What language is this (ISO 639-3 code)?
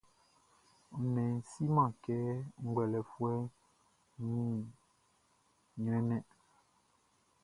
bci